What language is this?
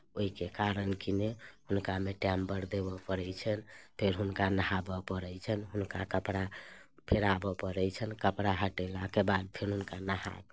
Maithili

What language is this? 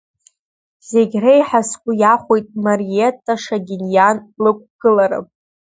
Abkhazian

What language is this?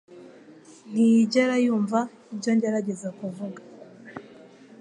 Kinyarwanda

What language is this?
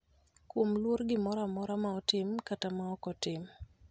Luo (Kenya and Tanzania)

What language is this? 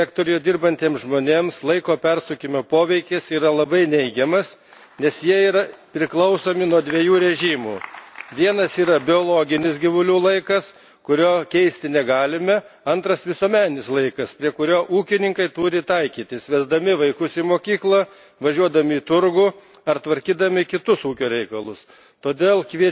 Lithuanian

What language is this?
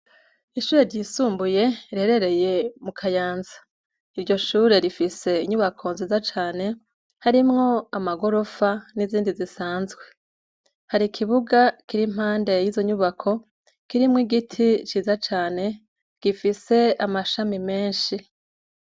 Rundi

